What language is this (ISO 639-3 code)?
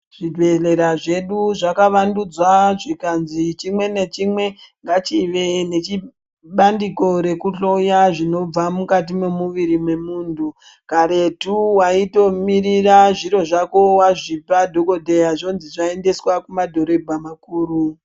ndc